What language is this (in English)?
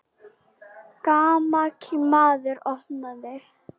Icelandic